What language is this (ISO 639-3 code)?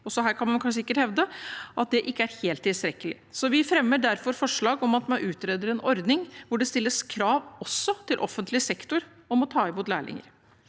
nor